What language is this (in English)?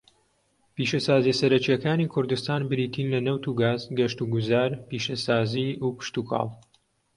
Central Kurdish